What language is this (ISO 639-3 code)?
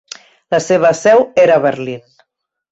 cat